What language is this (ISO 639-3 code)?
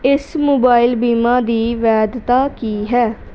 pan